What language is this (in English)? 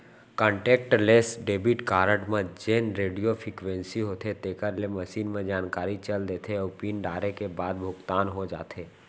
Chhattisgarhi